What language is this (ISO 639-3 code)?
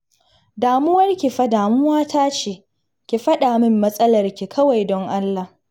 hau